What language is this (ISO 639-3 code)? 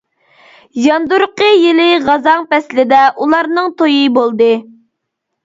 uig